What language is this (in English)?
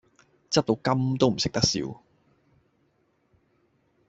Cantonese